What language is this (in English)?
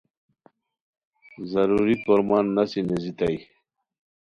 Khowar